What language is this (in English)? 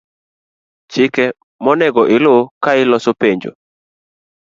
Luo (Kenya and Tanzania)